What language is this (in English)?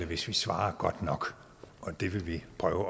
Danish